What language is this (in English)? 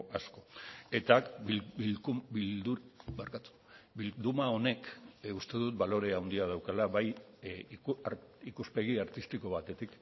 Basque